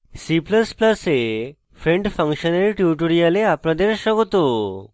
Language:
Bangla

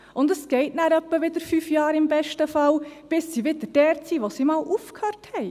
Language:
Swiss German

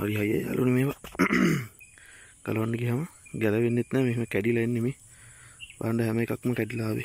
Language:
Spanish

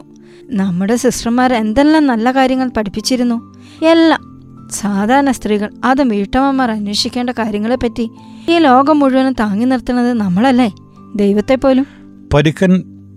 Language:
Malayalam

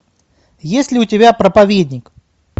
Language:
Russian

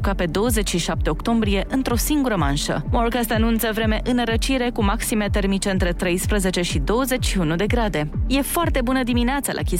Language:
Romanian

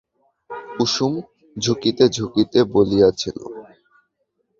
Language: Bangla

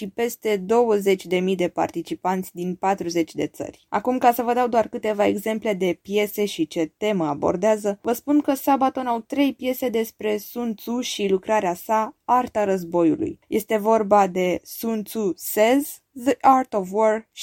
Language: Romanian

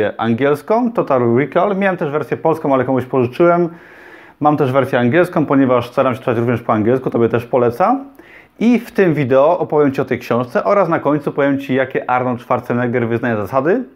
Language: Polish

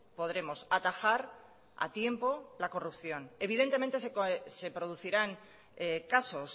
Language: Spanish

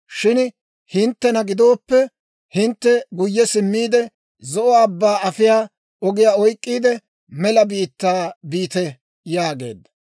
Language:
Dawro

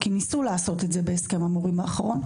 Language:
Hebrew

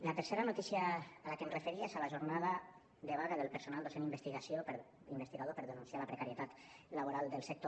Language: Catalan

